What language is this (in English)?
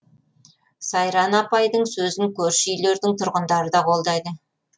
Kazakh